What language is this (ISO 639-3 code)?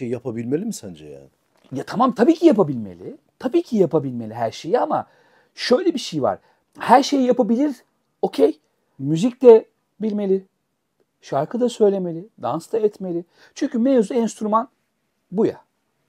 tur